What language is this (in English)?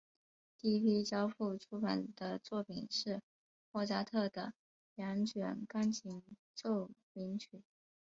Chinese